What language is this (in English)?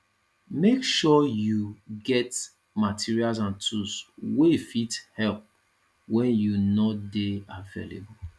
Nigerian Pidgin